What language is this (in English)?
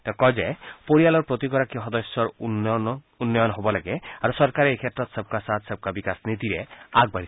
Assamese